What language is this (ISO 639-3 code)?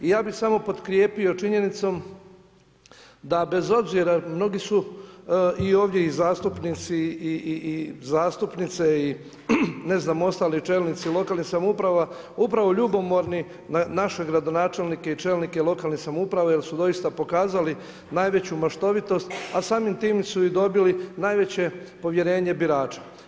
hrv